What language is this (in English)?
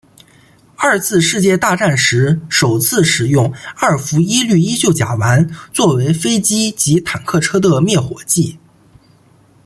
Chinese